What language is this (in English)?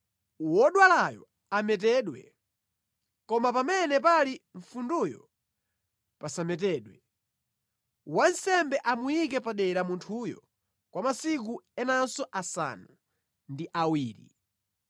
Nyanja